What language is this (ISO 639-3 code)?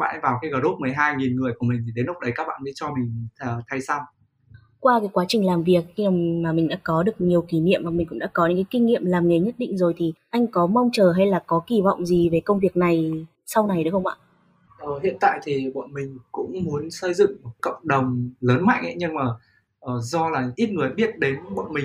vie